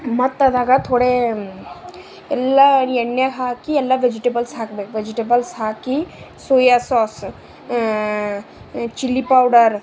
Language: Kannada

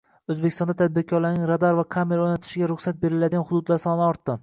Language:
Uzbek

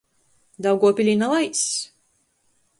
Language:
Latgalian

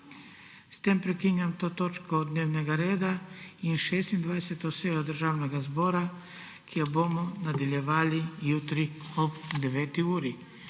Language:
Slovenian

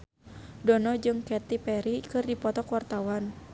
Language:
Sundanese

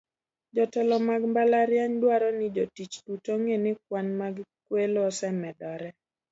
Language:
Luo (Kenya and Tanzania)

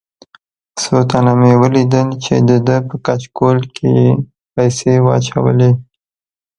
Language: Pashto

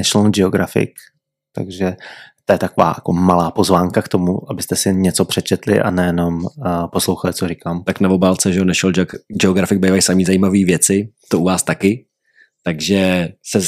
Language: Czech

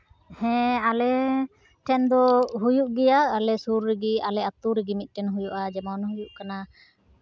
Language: Santali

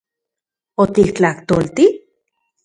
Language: Central Puebla Nahuatl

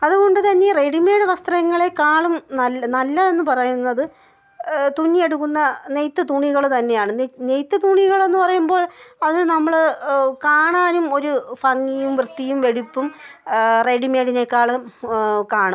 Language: Malayalam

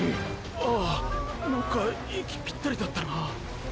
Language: Japanese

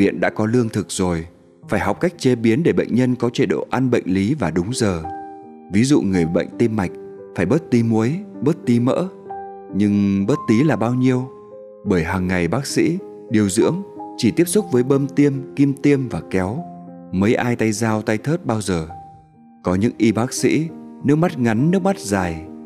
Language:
Vietnamese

